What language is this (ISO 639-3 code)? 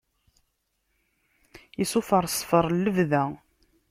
kab